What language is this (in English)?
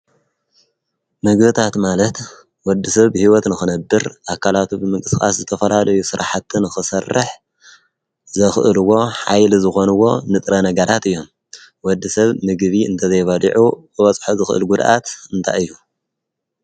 Tigrinya